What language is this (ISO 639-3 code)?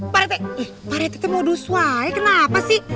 ind